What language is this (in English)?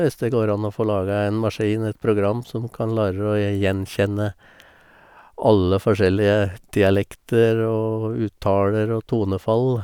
Norwegian